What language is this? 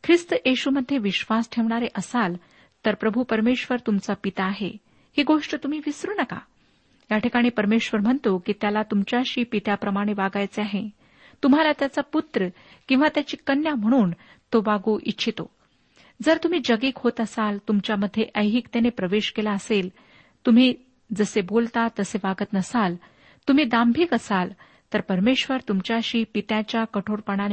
Marathi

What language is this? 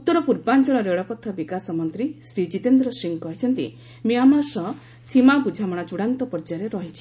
Odia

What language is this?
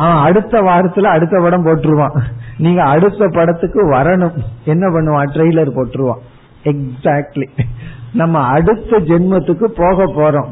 Tamil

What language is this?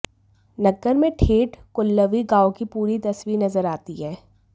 Hindi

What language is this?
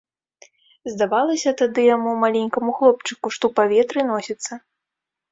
Belarusian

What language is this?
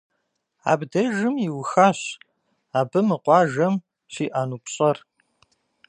Kabardian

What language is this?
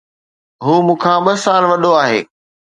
Sindhi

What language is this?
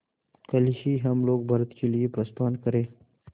Hindi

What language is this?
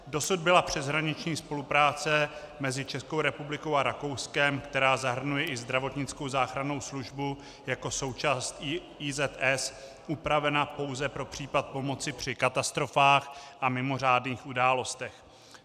Czech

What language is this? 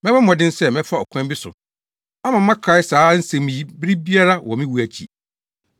Akan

